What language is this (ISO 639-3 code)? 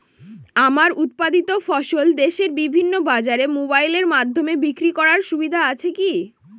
ben